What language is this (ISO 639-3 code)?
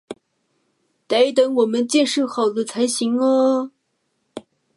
zho